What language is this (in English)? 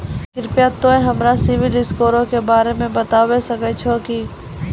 Maithili